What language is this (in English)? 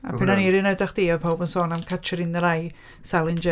Welsh